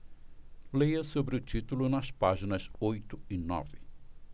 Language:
Portuguese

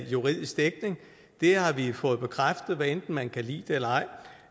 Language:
Danish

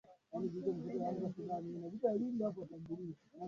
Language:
Swahili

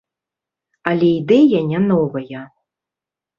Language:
Belarusian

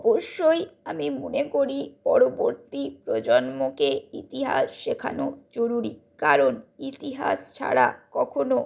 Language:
Bangla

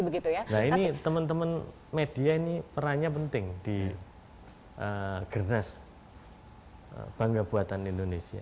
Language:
Indonesian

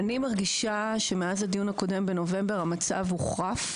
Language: Hebrew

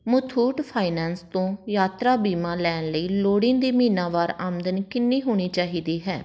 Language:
Punjabi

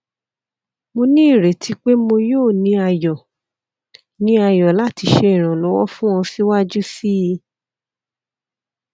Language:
Yoruba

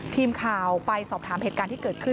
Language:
Thai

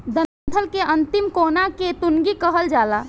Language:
Bhojpuri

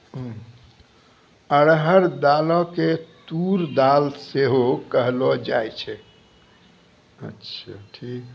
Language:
Maithili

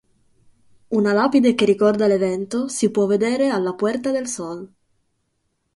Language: Italian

